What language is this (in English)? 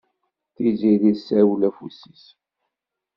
Kabyle